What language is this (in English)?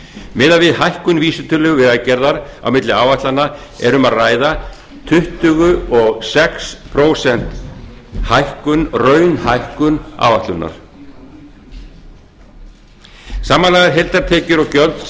Icelandic